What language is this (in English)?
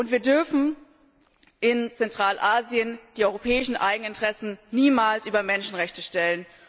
German